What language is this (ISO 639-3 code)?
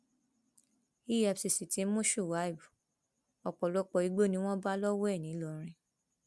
yor